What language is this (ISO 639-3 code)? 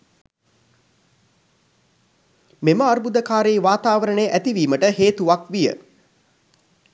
sin